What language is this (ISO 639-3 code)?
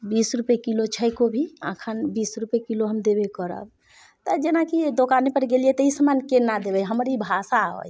mai